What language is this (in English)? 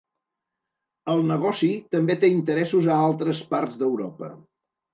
Catalan